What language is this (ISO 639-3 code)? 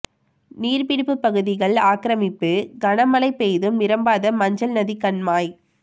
tam